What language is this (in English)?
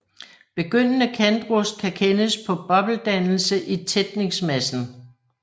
Danish